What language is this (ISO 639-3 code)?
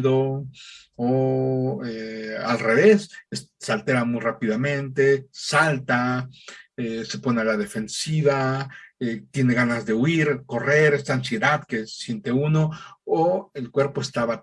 spa